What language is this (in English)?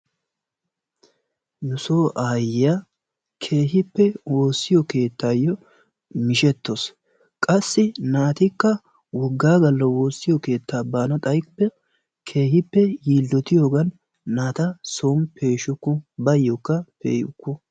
Wolaytta